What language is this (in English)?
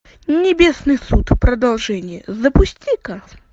Russian